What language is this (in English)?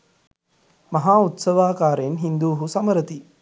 Sinhala